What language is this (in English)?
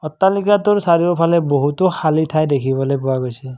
Assamese